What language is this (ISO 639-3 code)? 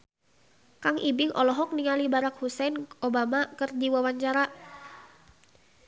sun